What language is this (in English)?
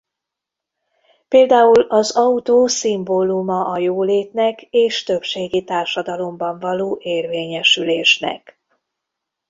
Hungarian